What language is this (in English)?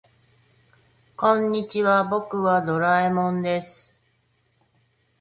Japanese